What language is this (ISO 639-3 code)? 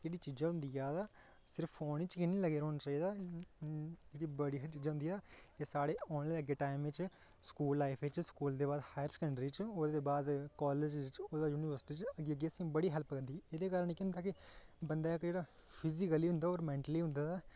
doi